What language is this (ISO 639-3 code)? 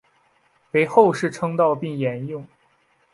zho